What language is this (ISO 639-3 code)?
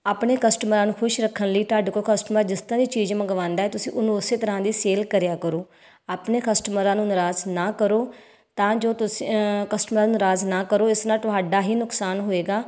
pan